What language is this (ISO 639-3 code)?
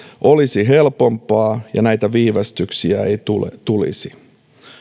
fin